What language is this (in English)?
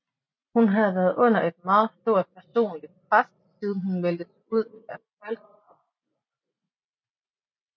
Danish